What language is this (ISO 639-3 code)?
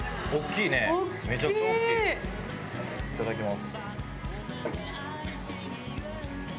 jpn